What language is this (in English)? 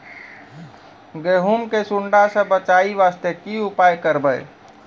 Maithili